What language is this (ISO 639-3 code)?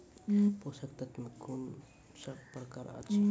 mai